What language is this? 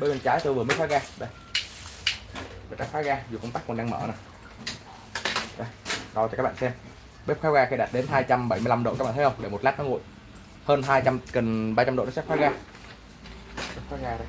Vietnamese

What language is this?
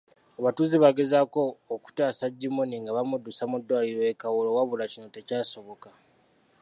Ganda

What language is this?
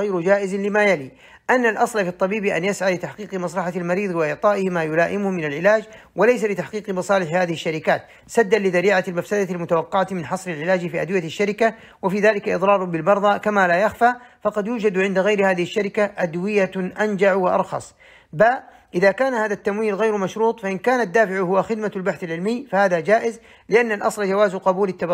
Arabic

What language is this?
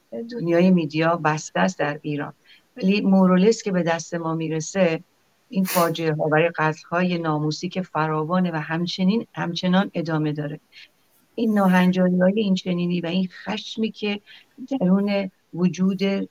Persian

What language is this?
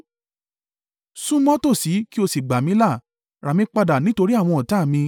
Yoruba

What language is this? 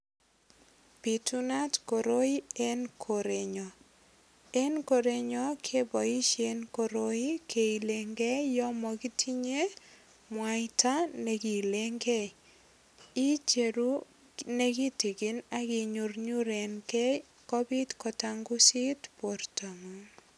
Kalenjin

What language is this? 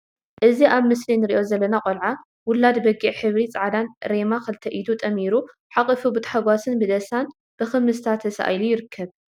Tigrinya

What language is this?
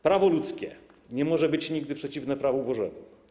Polish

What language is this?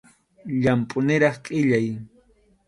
Arequipa-La Unión Quechua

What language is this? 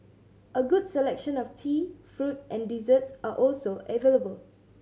English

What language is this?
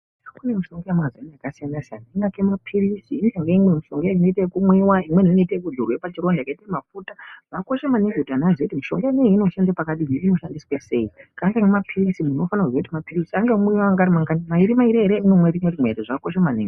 Ndau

